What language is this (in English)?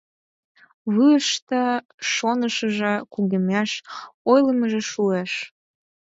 Mari